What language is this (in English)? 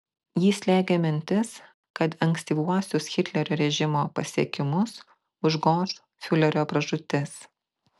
Lithuanian